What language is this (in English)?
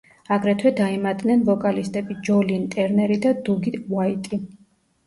Georgian